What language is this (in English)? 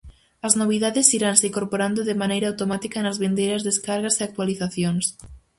Galician